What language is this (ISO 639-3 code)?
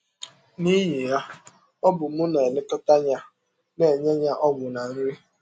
ibo